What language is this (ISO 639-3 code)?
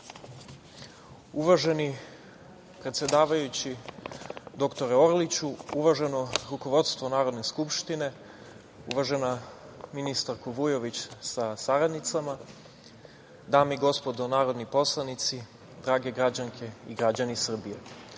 srp